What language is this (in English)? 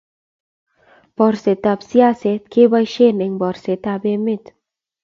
Kalenjin